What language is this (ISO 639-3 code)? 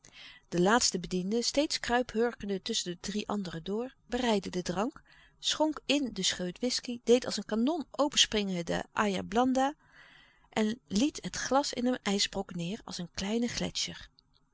nld